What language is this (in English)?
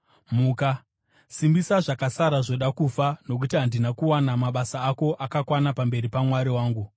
Shona